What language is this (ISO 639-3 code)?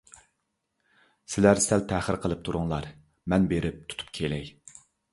uig